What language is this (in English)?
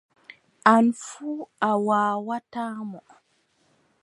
Adamawa Fulfulde